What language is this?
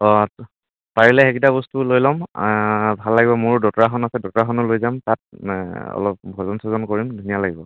Assamese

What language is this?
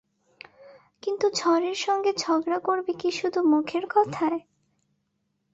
Bangla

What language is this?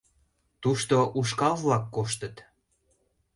Mari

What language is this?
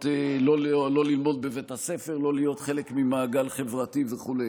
Hebrew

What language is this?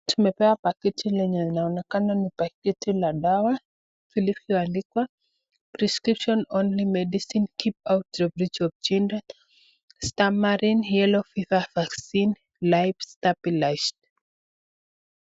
Swahili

